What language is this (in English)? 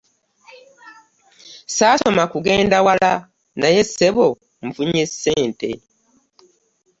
Ganda